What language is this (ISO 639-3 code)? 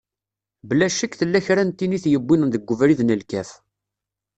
kab